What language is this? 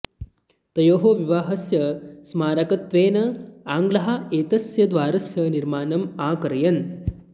Sanskrit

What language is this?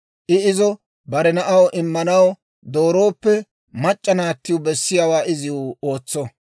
Dawro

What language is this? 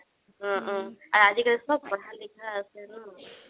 Assamese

